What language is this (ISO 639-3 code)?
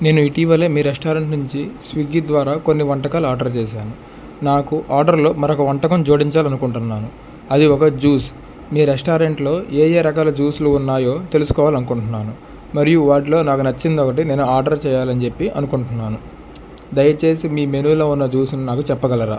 tel